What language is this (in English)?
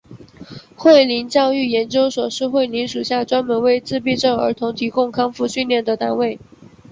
Chinese